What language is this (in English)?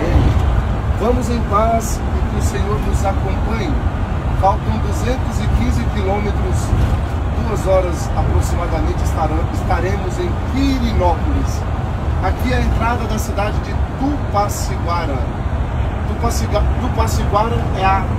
Portuguese